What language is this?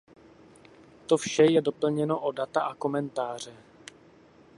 Czech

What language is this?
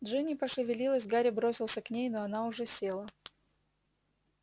Russian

